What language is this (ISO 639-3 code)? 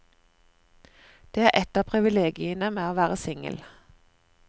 nor